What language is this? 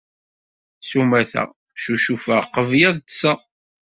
Kabyle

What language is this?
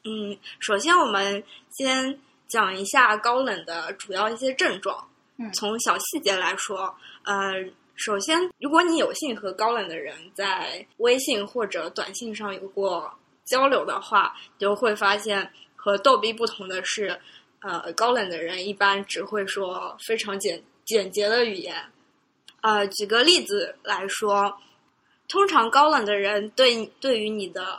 Chinese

